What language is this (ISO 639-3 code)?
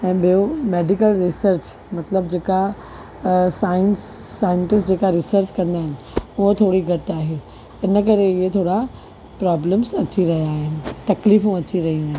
snd